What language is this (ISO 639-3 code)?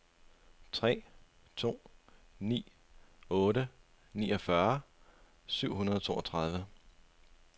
dan